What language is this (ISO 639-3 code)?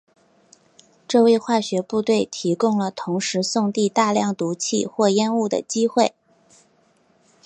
zho